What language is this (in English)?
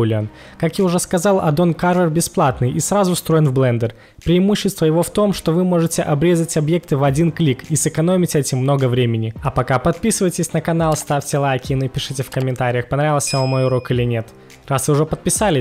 Russian